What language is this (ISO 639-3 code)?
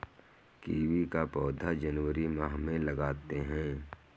hin